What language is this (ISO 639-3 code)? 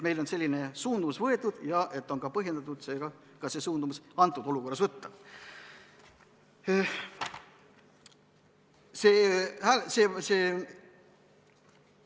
est